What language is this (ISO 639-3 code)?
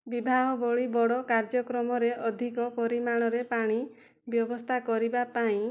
ori